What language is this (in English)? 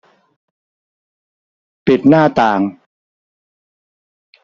Thai